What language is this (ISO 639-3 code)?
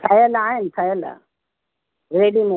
snd